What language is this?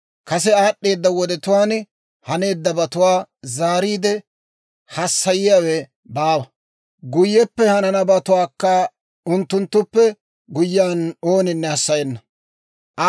Dawro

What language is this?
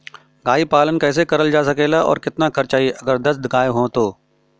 Bhojpuri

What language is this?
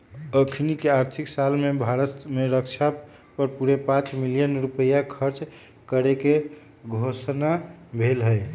Magahi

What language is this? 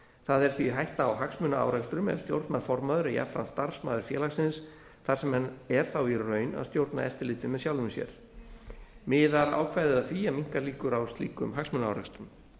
Icelandic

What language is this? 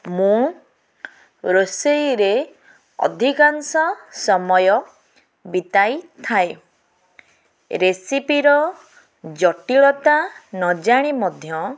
Odia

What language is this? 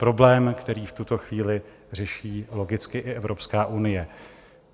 Czech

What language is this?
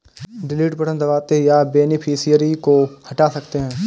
Hindi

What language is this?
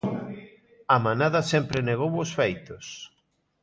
Galician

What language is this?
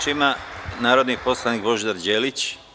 Serbian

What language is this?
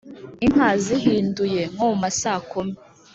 Kinyarwanda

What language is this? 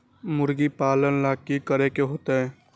Magahi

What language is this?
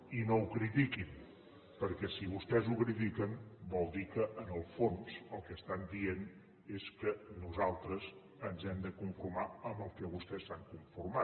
Catalan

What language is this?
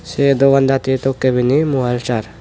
Chakma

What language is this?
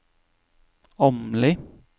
Norwegian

